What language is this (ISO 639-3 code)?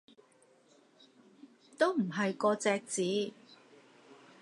yue